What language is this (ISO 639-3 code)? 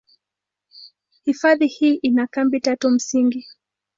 swa